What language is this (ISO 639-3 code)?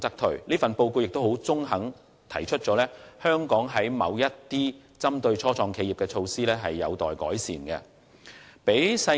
yue